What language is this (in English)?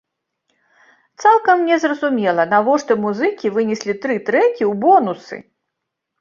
Belarusian